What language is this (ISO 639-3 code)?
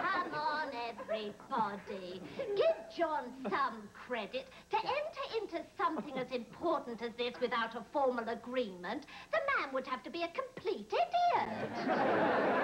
eng